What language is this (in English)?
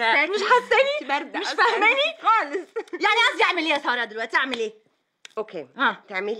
Arabic